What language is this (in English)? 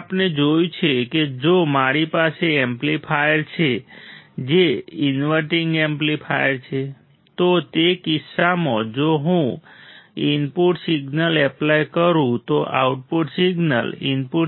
Gujarati